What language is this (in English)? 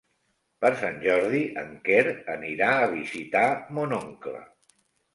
Catalan